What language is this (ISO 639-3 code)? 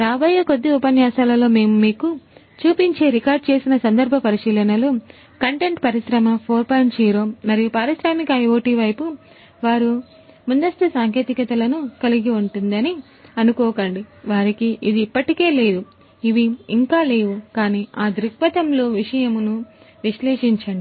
tel